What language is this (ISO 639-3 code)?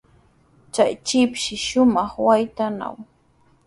qws